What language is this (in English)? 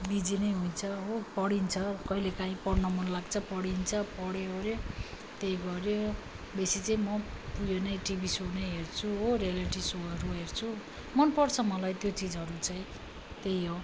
Nepali